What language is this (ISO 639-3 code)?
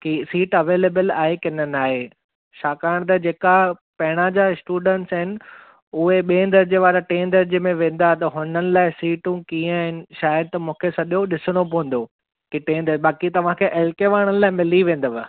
snd